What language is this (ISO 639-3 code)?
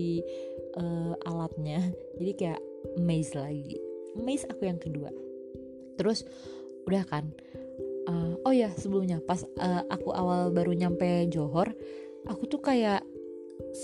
ind